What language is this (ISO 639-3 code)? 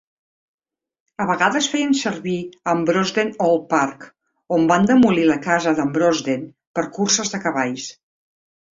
cat